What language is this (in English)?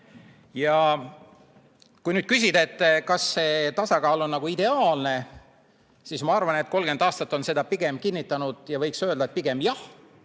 Estonian